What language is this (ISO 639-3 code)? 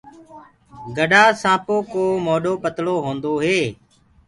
ggg